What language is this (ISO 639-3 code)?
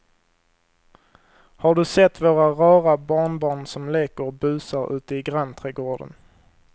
swe